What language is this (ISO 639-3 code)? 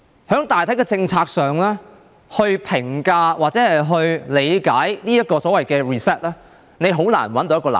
yue